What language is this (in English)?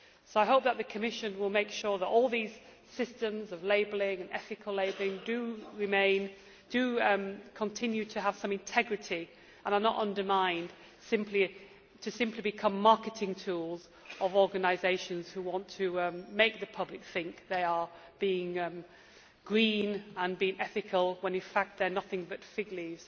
English